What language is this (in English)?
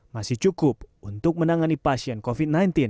Indonesian